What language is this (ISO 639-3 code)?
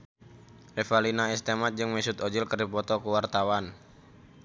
sun